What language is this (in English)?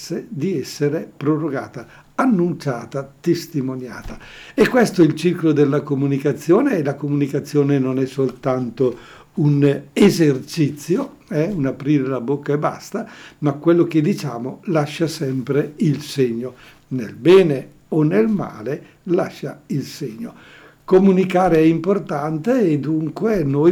Italian